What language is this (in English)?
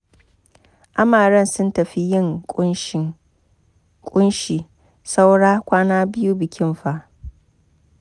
Hausa